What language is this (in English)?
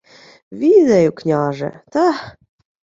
Ukrainian